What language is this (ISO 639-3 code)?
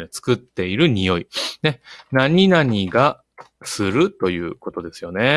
jpn